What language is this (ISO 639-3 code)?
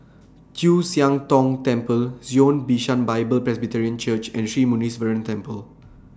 eng